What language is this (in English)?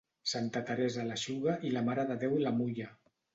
Catalan